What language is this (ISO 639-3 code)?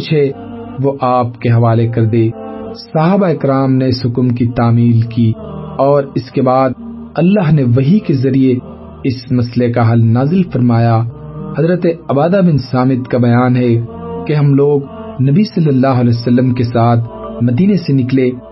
urd